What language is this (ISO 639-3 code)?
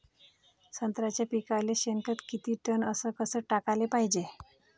mar